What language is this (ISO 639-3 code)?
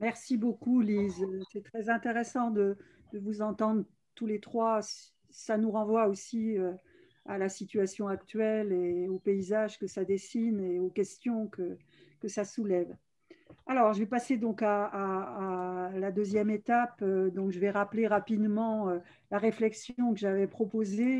fra